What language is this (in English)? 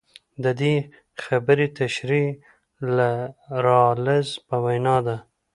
Pashto